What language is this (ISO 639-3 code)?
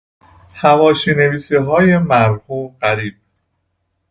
fas